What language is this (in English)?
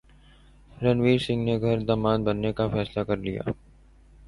Urdu